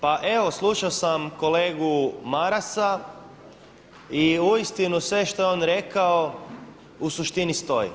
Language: Croatian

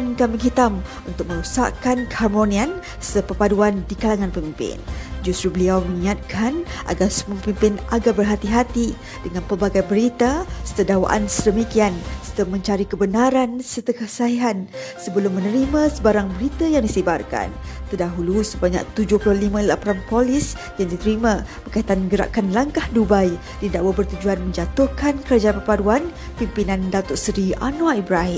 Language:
Malay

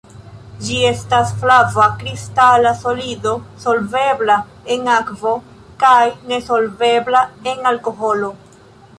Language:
Esperanto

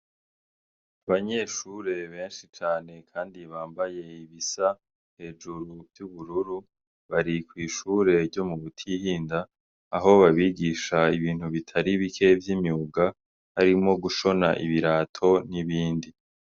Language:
Rundi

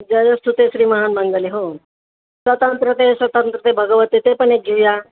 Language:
Marathi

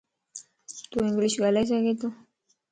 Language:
Lasi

